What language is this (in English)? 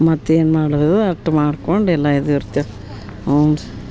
Kannada